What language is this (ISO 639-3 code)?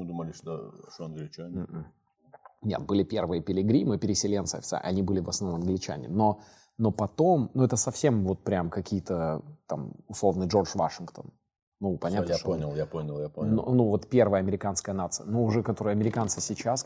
rus